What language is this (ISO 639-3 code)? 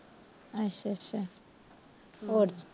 pan